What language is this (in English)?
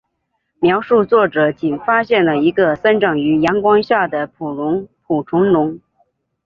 Chinese